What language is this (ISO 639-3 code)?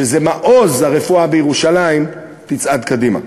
heb